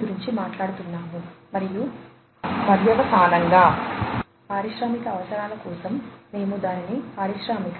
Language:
Telugu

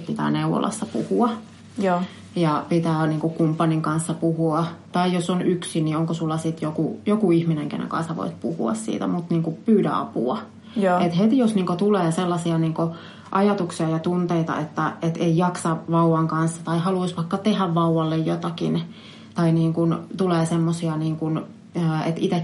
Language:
Finnish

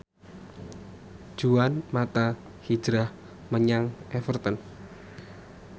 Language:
Javanese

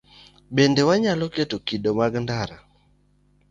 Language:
Luo (Kenya and Tanzania)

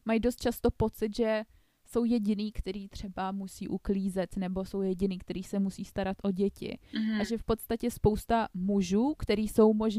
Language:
Czech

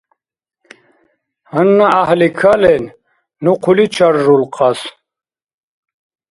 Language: Dargwa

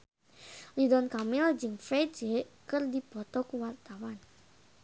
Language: Sundanese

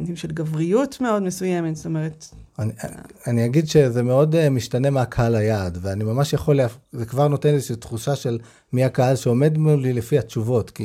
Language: Hebrew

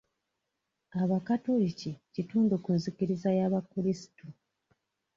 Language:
Ganda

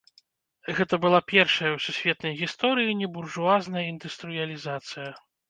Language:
Belarusian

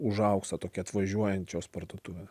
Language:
Lithuanian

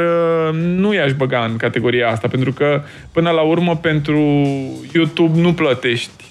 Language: Romanian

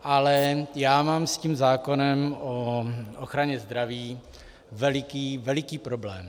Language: Czech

